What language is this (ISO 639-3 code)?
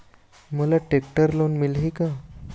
hne